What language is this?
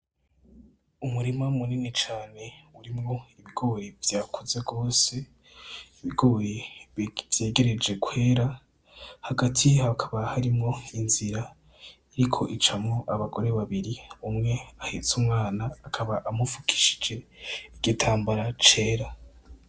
Rundi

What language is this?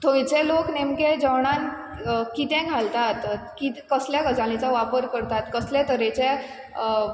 Konkani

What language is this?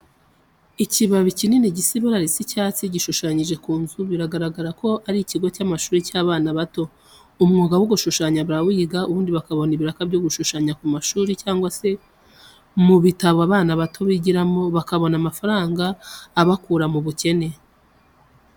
Kinyarwanda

